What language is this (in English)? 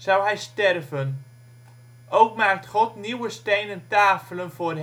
Dutch